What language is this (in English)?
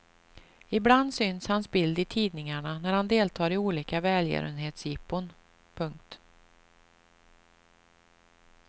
Swedish